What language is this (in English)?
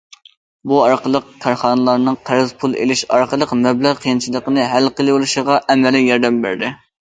Uyghur